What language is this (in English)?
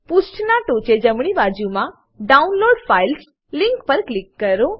Gujarati